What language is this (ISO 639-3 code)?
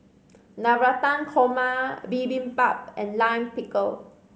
eng